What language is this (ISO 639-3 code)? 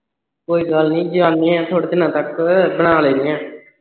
pan